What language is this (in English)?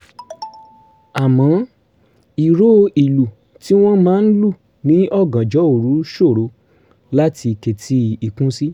Yoruba